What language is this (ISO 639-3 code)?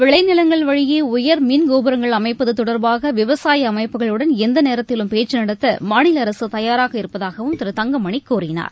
tam